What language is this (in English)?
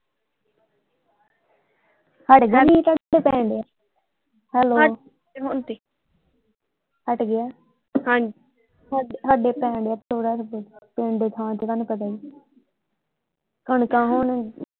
Punjabi